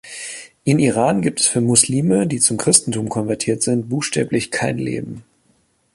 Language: German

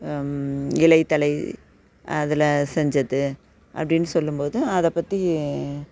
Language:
Tamil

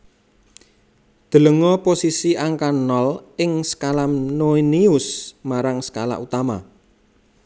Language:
Javanese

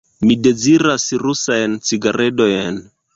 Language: Esperanto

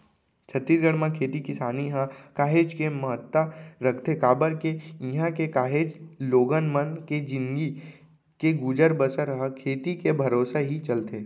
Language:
Chhattisgarhi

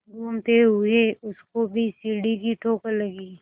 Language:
Hindi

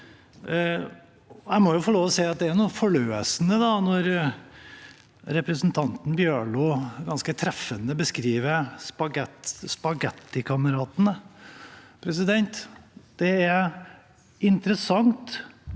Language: Norwegian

